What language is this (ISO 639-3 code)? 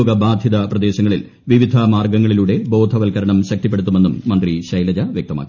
mal